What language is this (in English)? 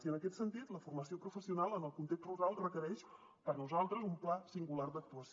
Catalan